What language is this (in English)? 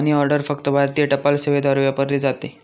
Marathi